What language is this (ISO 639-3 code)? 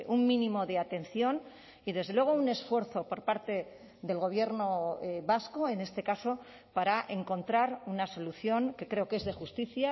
spa